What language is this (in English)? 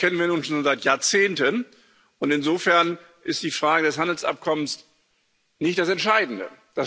German